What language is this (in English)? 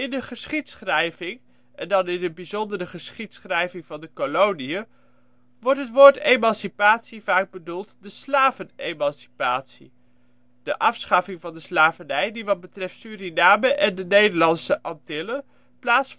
Dutch